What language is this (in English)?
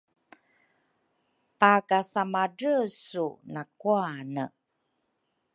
Rukai